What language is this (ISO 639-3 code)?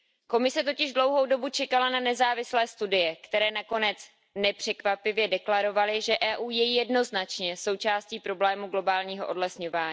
ces